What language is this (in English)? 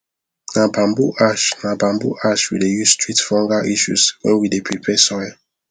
Nigerian Pidgin